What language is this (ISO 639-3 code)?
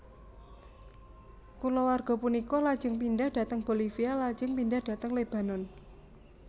jav